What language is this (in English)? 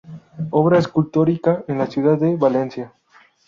Spanish